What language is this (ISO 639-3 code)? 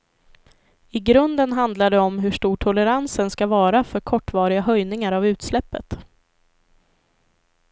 swe